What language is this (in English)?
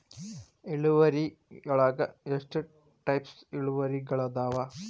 Kannada